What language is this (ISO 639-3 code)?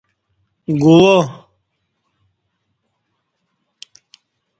bsh